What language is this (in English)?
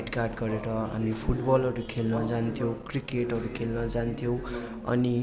Nepali